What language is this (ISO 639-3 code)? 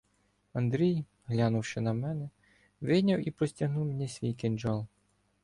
ukr